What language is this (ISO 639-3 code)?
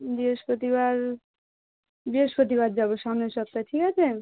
ben